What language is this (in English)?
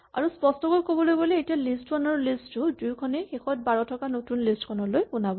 Assamese